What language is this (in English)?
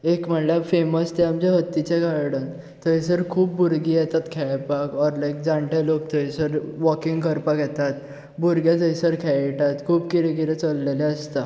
Konkani